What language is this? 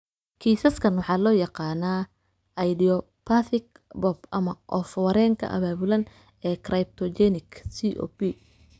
Somali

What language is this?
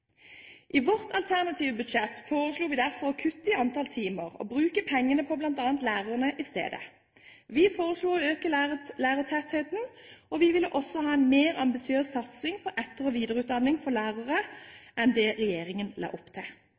Norwegian Bokmål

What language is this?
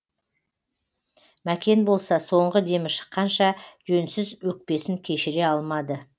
Kazakh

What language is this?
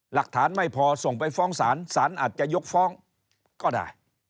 Thai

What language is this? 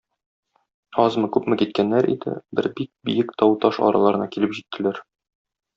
Tatar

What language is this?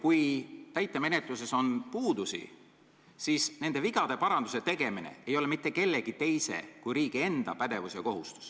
Estonian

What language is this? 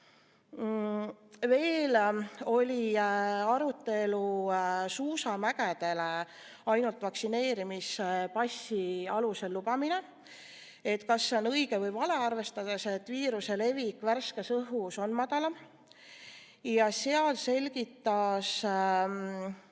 Estonian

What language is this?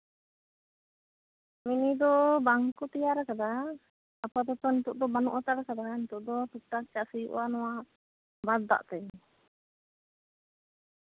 Santali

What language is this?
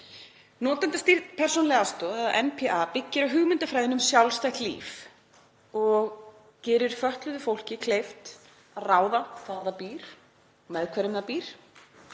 Icelandic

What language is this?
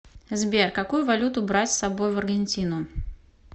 Russian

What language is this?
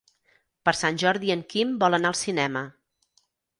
Catalan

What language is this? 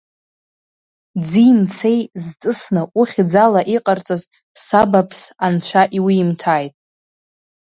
Abkhazian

